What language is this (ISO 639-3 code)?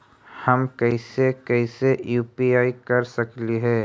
mag